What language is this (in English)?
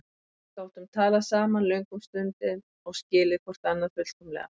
Icelandic